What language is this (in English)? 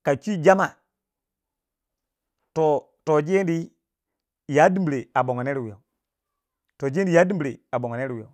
Waja